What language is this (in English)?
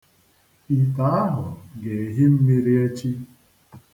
Igbo